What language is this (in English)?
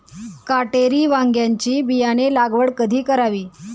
Marathi